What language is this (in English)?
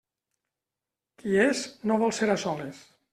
Catalan